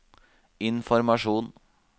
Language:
Norwegian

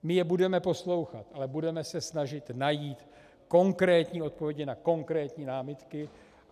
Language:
Czech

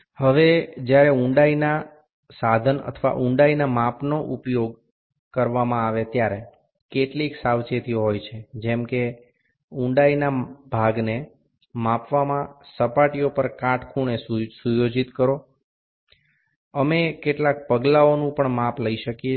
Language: Gujarati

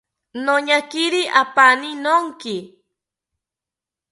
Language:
South Ucayali Ashéninka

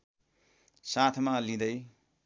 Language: Nepali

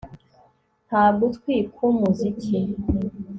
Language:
Kinyarwanda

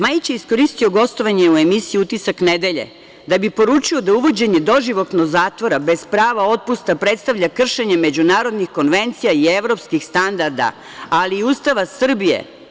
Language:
Serbian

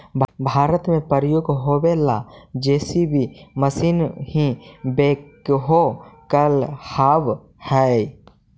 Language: Magahi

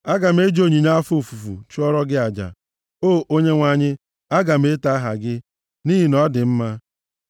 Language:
Igbo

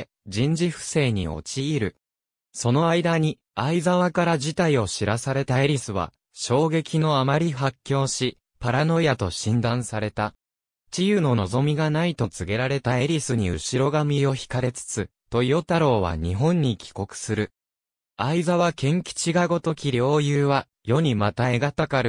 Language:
Japanese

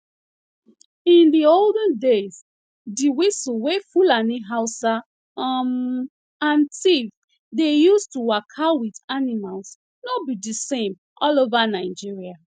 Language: Nigerian Pidgin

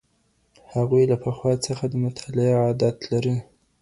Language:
Pashto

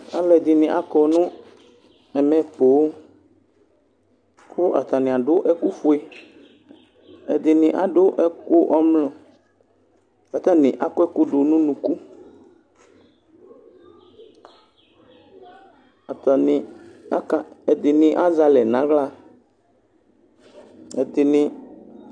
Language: Ikposo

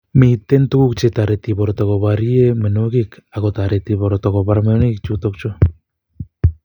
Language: Kalenjin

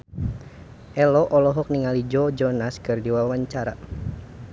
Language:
Sundanese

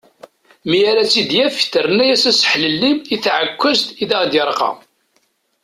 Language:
Kabyle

